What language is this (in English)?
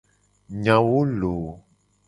Gen